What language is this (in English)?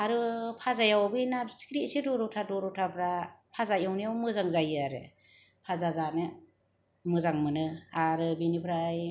Bodo